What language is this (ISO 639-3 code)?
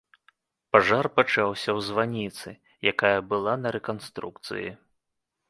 bel